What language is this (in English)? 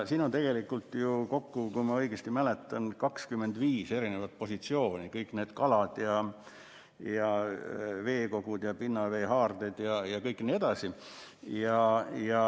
Estonian